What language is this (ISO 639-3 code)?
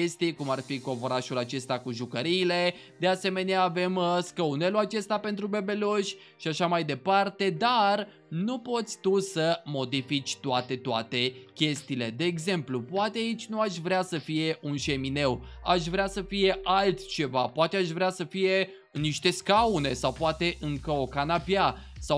ron